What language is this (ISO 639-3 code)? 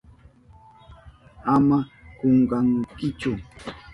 qup